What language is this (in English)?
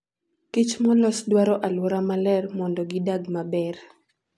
Luo (Kenya and Tanzania)